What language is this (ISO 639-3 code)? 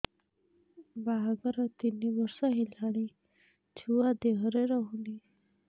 ori